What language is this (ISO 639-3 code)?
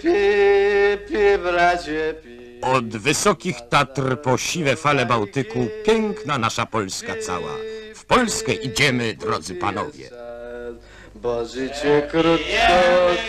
pol